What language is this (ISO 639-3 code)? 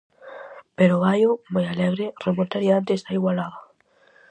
glg